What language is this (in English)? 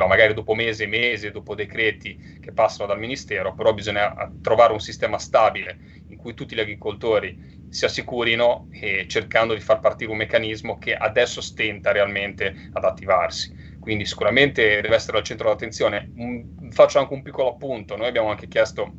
Italian